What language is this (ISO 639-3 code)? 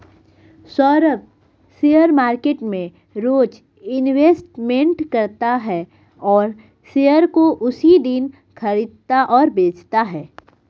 hin